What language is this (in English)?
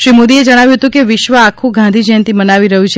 Gujarati